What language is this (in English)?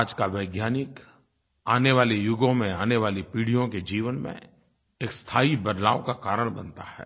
Hindi